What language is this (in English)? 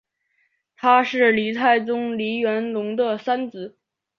Chinese